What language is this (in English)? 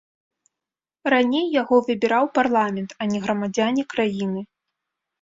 Belarusian